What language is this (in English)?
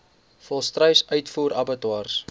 Afrikaans